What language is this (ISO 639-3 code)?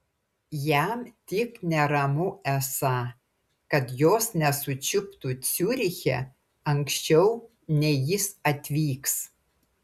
lit